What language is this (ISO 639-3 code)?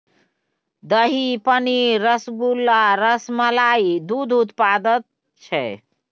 mai